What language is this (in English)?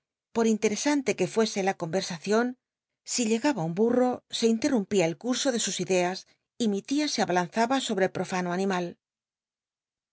Spanish